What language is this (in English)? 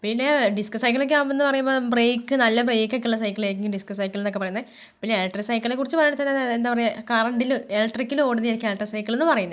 Malayalam